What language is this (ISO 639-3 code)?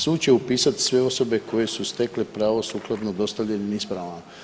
hrv